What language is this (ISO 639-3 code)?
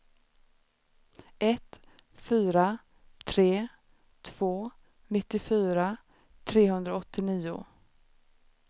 swe